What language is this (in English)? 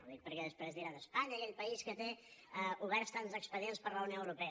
Catalan